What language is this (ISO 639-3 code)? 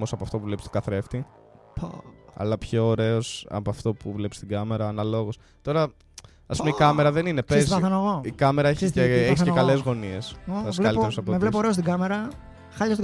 ell